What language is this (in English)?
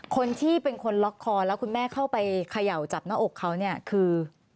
Thai